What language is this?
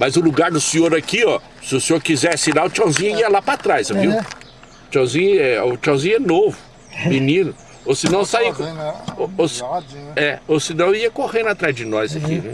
Portuguese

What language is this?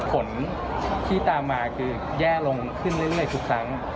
Thai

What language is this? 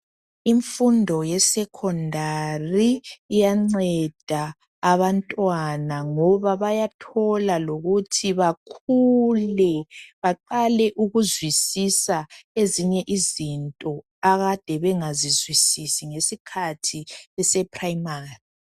North Ndebele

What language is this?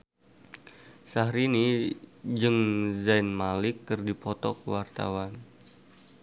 Sundanese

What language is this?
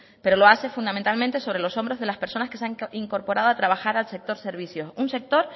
Spanish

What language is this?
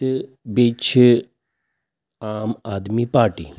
Kashmiri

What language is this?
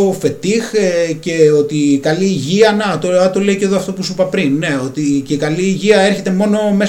Greek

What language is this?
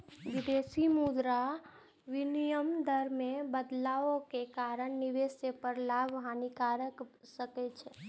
Maithili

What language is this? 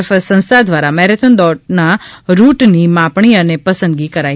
Gujarati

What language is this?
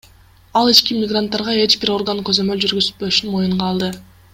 Kyrgyz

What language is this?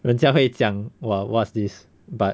English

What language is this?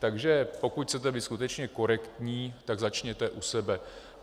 Czech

